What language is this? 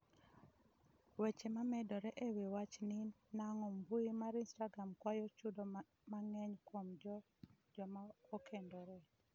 Luo (Kenya and Tanzania)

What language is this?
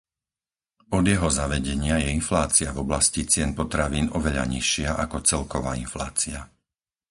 Slovak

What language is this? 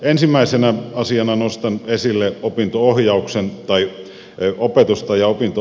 Finnish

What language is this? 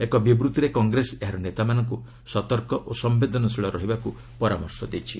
Odia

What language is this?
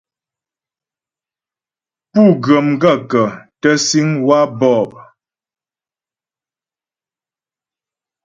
Ghomala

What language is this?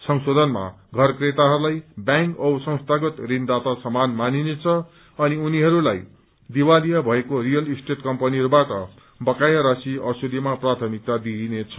Nepali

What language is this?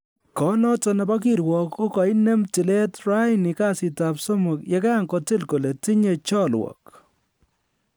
Kalenjin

